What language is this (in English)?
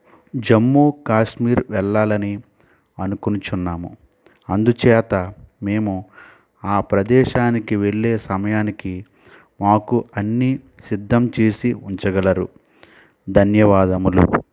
Telugu